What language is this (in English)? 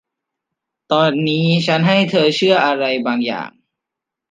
Thai